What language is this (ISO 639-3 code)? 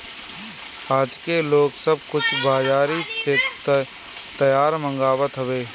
bho